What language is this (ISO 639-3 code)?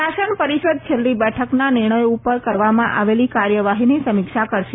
guj